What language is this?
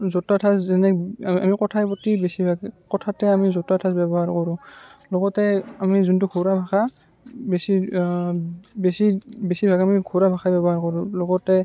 Assamese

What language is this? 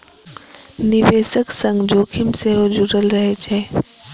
Maithili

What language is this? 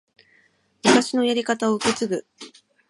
Japanese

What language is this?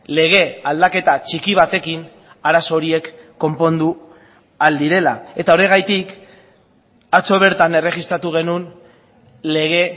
Basque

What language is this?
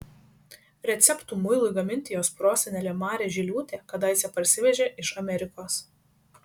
Lithuanian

